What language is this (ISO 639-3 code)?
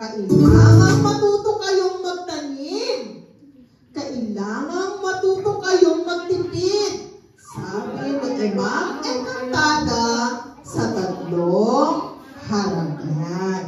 fil